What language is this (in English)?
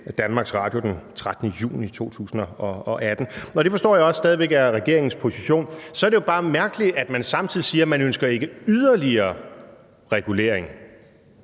Danish